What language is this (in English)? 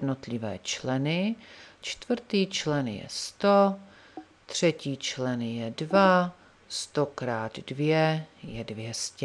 Czech